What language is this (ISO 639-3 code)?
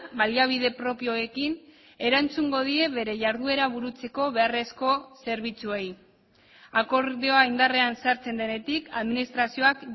eus